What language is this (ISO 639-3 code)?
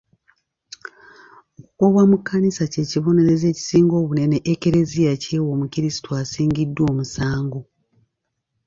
lug